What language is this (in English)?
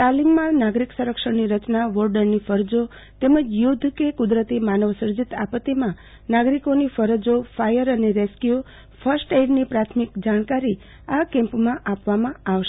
Gujarati